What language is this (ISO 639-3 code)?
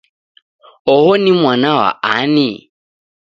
dav